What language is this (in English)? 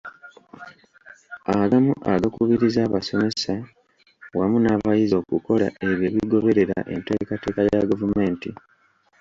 Ganda